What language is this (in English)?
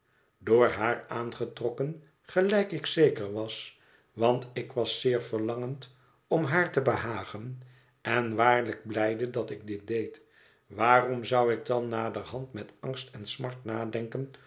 Dutch